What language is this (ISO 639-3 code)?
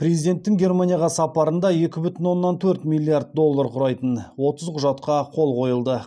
kaz